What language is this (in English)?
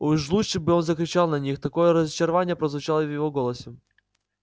Russian